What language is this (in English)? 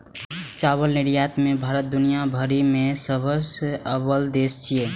Maithili